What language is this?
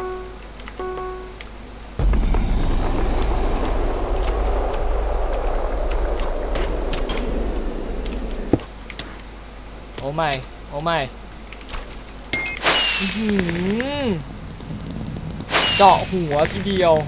Thai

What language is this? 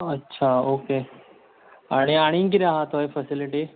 Konkani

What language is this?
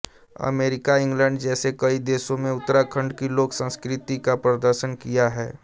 Hindi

